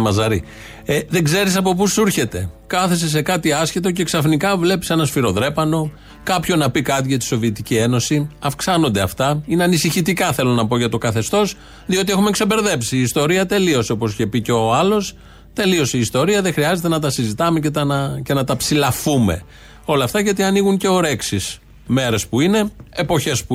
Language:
Greek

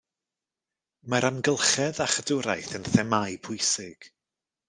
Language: Welsh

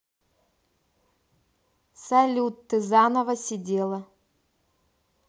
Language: Russian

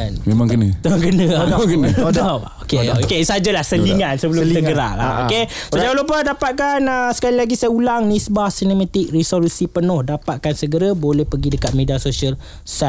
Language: Malay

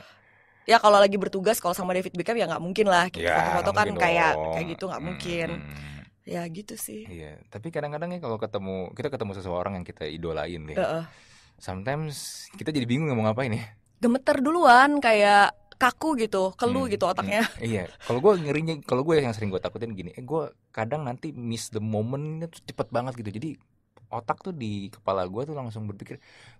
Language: Indonesian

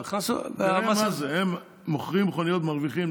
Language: Hebrew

